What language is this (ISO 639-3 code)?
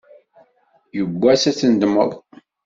kab